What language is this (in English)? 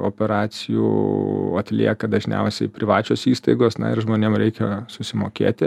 Lithuanian